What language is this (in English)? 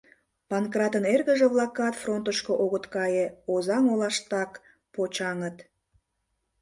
Mari